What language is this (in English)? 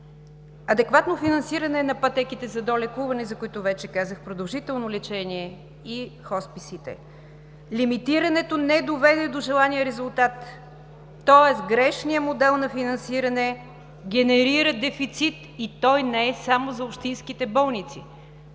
Bulgarian